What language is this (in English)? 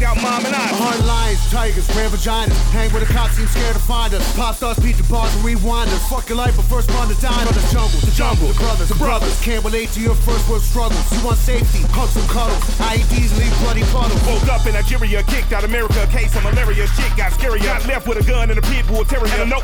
Russian